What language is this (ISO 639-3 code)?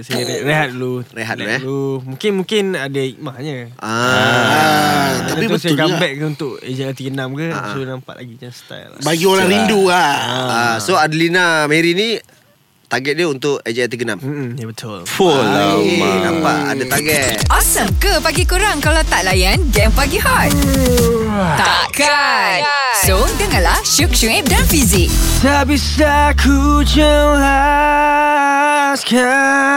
msa